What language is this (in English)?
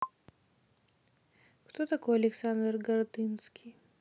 Russian